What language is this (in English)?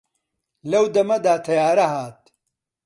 Central Kurdish